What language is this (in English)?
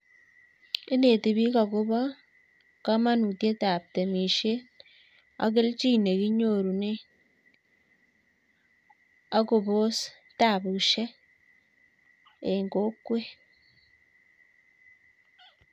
Kalenjin